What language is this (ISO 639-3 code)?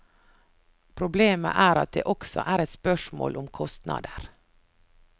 nor